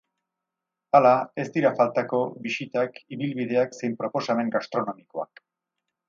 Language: Basque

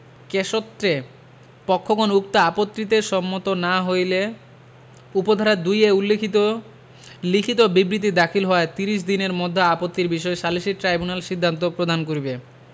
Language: Bangla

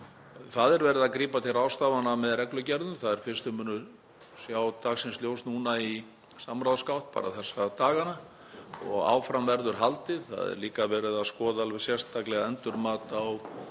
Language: Icelandic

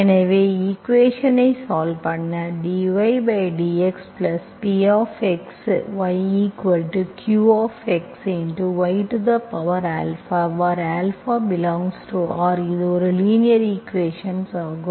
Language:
Tamil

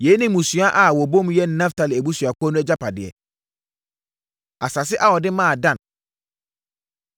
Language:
Akan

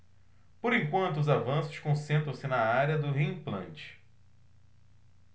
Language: Portuguese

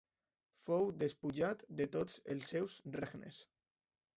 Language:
Catalan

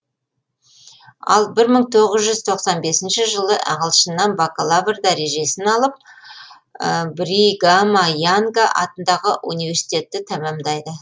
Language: Kazakh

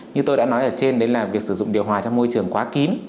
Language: Vietnamese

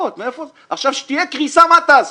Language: Hebrew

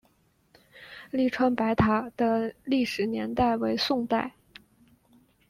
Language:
Chinese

